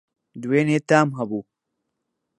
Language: Central Kurdish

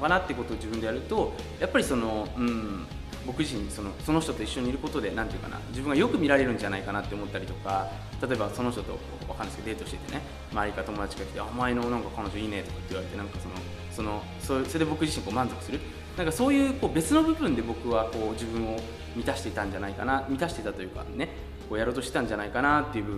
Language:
Japanese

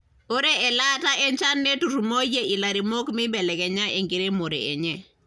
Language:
Masai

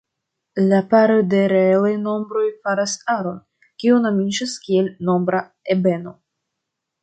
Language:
Esperanto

